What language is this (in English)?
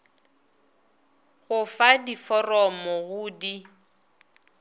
Northern Sotho